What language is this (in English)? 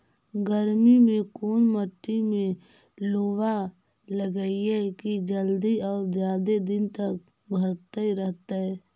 Magahi